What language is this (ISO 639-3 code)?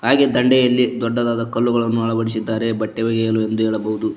kan